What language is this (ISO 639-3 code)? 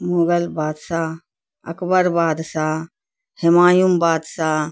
urd